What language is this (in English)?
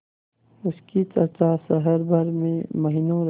Hindi